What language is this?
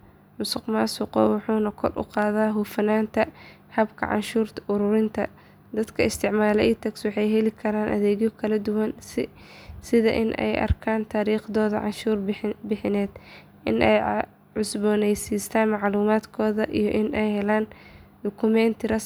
Somali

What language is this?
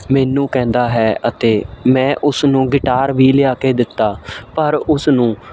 Punjabi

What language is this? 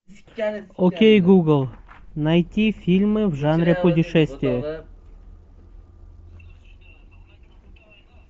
Russian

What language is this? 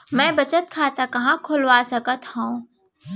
Chhattisgarhi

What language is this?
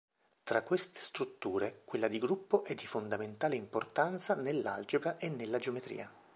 Italian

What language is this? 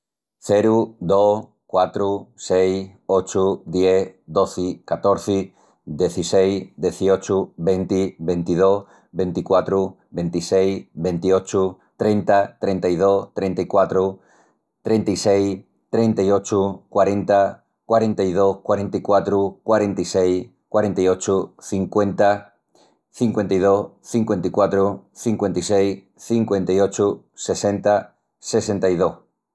Extremaduran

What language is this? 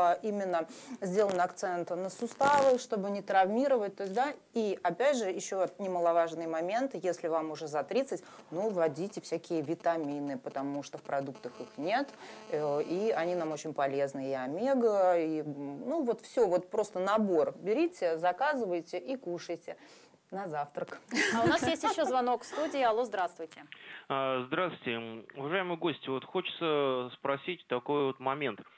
Russian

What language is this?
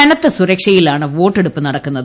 Malayalam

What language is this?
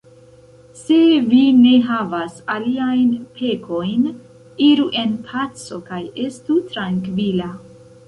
Esperanto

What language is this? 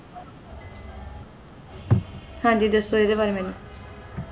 Punjabi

